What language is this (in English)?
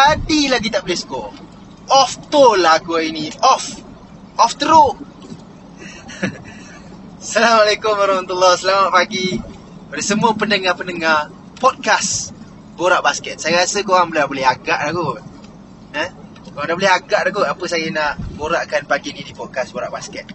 Malay